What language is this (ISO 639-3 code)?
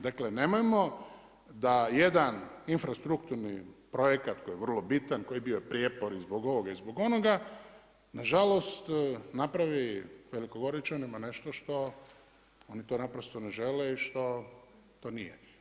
hrv